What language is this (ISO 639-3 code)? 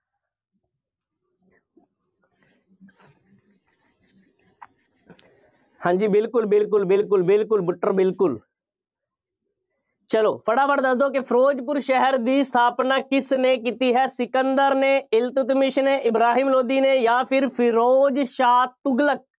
pan